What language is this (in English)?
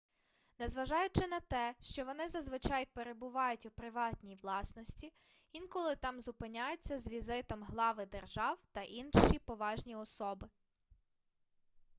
Ukrainian